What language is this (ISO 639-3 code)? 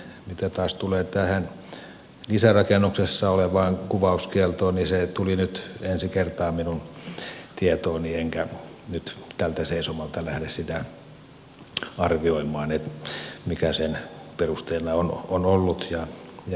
fin